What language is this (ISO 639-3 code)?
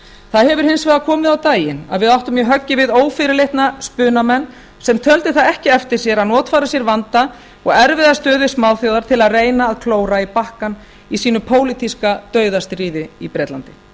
isl